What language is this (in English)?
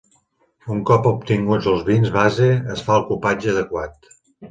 Catalan